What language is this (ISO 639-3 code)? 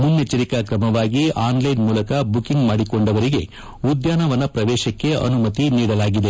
kan